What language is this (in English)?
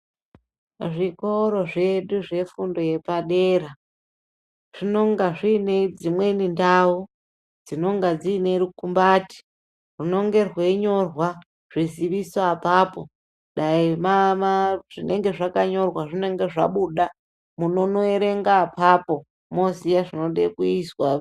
Ndau